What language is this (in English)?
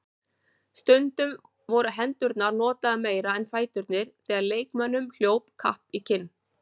Icelandic